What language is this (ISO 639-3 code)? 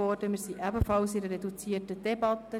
gsw